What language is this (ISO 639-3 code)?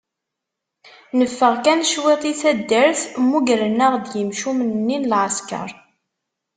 kab